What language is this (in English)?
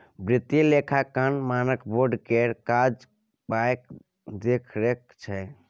Maithili